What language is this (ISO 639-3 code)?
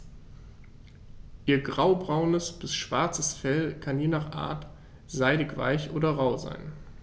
deu